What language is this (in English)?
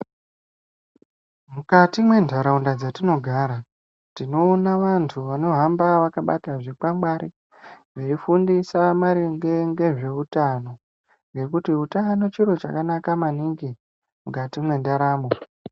Ndau